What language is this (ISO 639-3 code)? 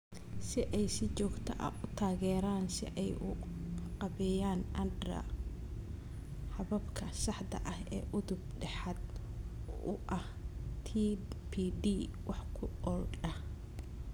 som